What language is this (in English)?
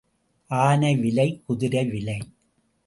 Tamil